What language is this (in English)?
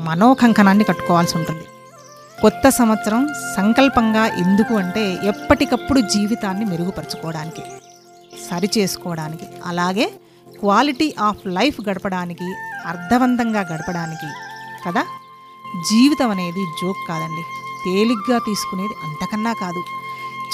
Telugu